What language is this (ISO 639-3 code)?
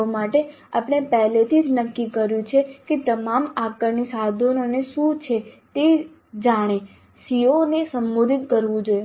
guj